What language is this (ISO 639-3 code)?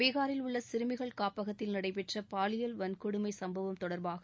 tam